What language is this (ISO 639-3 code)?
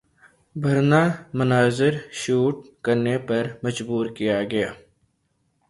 urd